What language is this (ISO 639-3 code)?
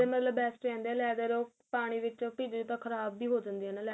pan